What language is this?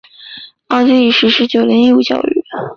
Chinese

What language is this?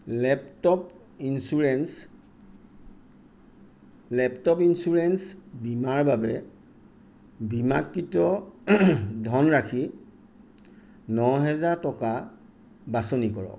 Assamese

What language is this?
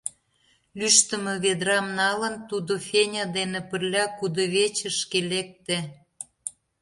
Mari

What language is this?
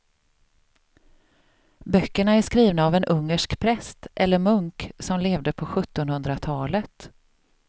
Swedish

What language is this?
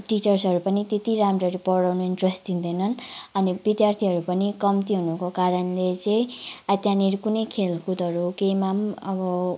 Nepali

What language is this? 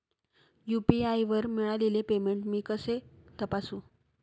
Marathi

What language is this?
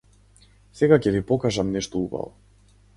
Macedonian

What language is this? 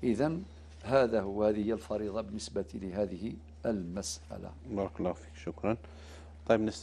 Arabic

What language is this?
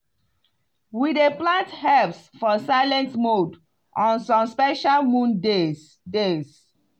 Nigerian Pidgin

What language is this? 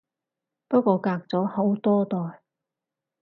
Cantonese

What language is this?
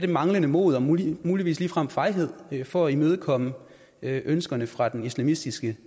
Danish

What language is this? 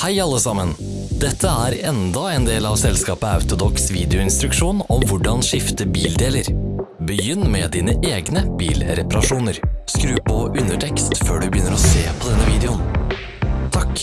Norwegian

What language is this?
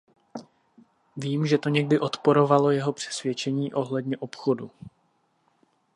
Czech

